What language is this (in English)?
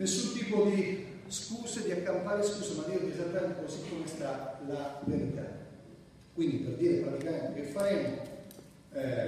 Italian